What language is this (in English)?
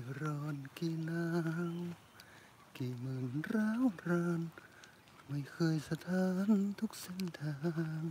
Thai